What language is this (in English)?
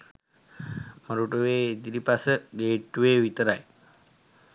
Sinhala